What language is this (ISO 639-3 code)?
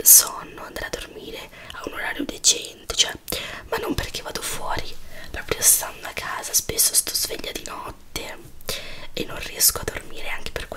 ita